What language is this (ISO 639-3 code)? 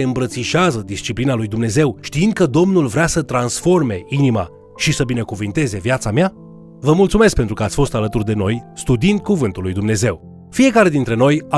ron